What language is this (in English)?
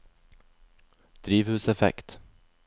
Norwegian